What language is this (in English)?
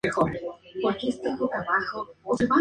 Spanish